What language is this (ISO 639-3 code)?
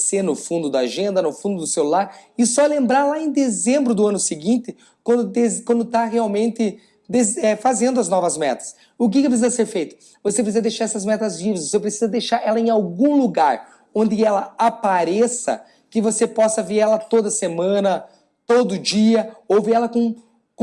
por